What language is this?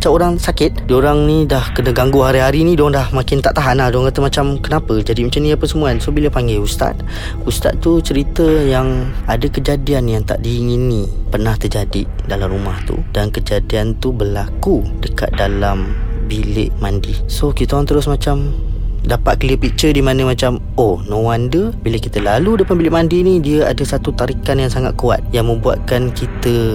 Malay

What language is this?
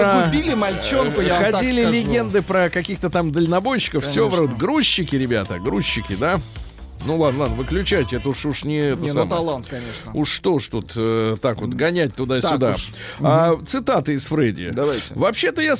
Russian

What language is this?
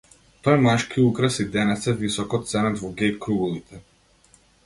Macedonian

